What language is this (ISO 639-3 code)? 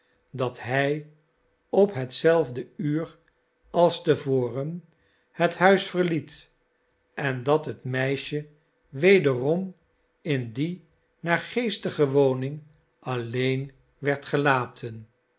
nld